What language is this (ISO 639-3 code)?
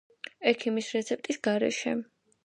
kat